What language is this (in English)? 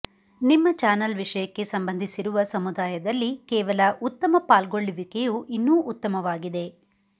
Kannada